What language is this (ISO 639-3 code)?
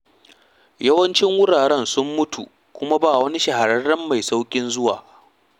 hau